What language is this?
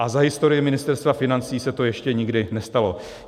Czech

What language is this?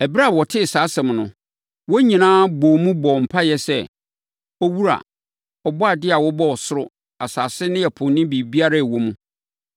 Akan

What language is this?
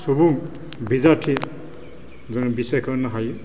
Bodo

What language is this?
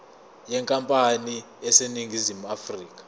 Zulu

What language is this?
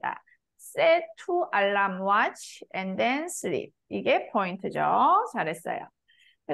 Korean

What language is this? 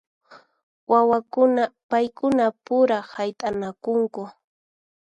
Puno Quechua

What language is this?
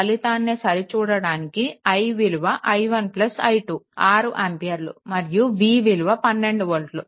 Telugu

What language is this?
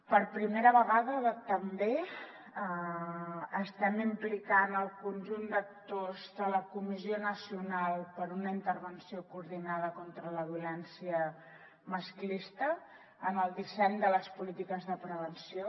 Catalan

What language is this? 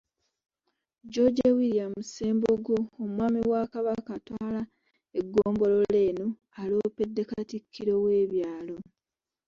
Ganda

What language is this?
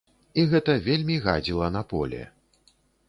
Belarusian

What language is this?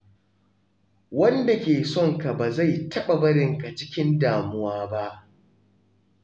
Hausa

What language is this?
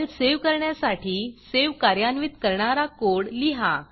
Marathi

